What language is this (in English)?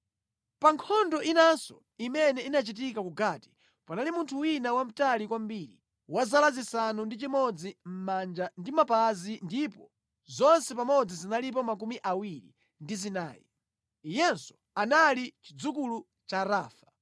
Nyanja